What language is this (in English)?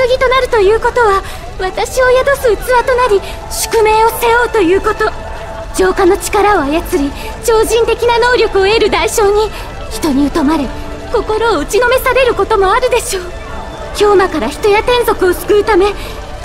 Japanese